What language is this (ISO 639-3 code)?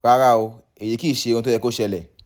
yor